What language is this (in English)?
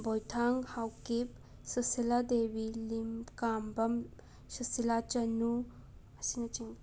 Manipuri